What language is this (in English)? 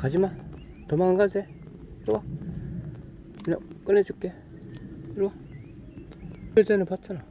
Korean